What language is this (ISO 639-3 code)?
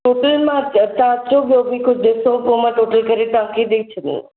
snd